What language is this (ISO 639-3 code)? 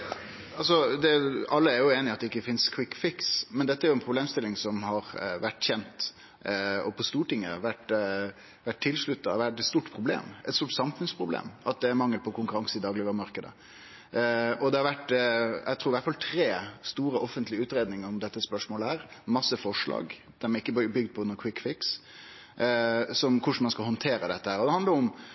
nno